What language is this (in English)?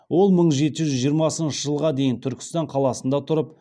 Kazakh